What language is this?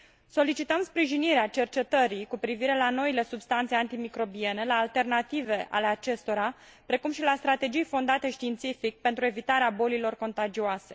Romanian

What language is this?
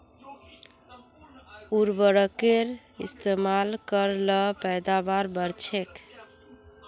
Magahi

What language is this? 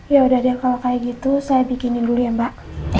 Indonesian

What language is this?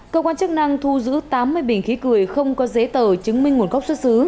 Vietnamese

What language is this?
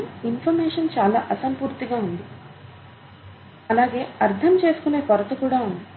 Telugu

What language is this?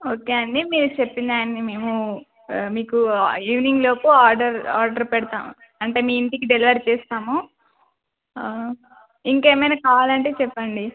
Telugu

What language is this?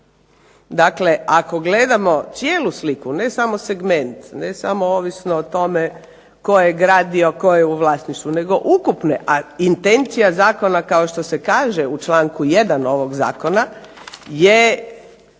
Croatian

